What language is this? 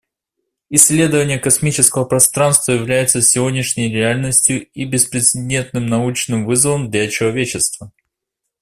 Russian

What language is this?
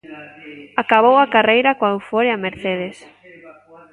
Galician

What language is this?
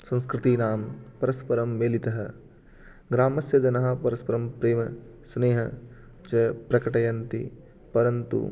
Sanskrit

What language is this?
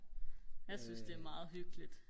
Danish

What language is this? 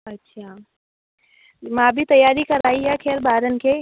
Sindhi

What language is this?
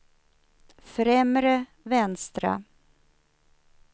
Swedish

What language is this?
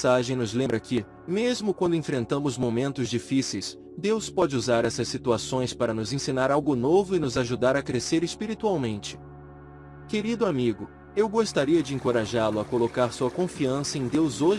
Portuguese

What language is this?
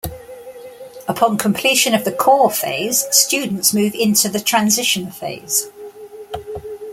English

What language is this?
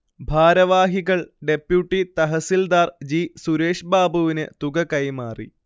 Malayalam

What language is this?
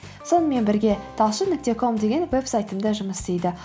Kazakh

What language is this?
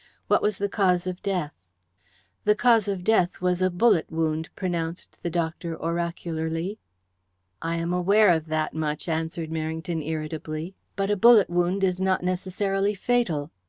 English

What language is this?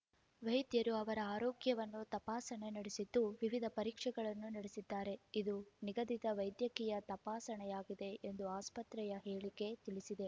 Kannada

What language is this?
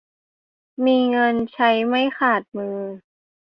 Thai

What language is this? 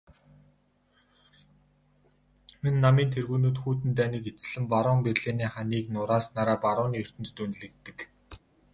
Mongolian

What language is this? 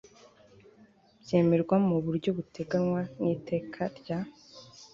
Kinyarwanda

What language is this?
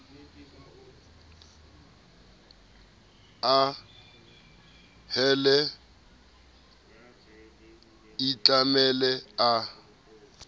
Southern Sotho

